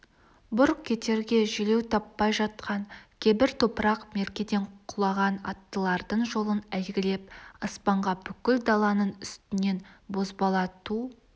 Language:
Kazakh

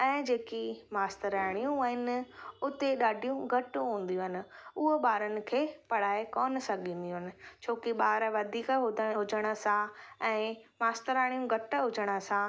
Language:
Sindhi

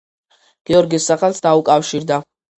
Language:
Georgian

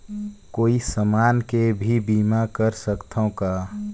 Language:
Chhattisgarhi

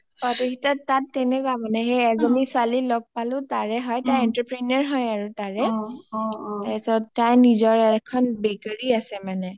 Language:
Assamese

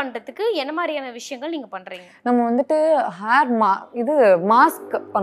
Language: Tamil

